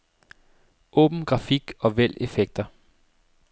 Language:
Danish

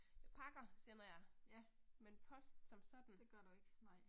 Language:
Danish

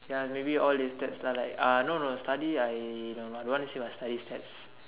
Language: English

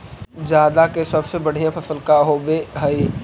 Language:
Magahi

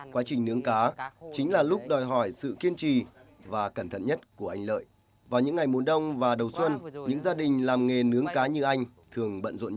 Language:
Vietnamese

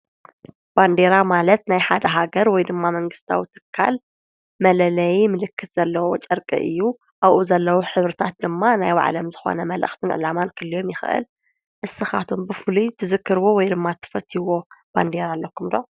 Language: Tigrinya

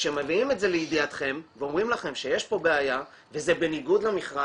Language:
Hebrew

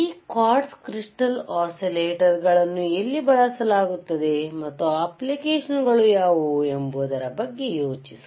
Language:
Kannada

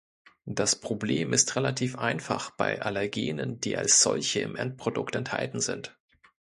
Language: German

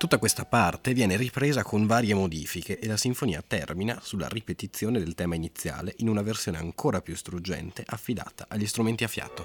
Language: Italian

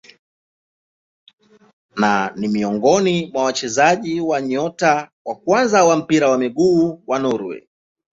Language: Swahili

